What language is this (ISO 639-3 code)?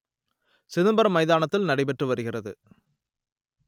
tam